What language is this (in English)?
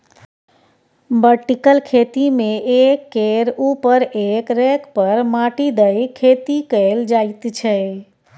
Maithili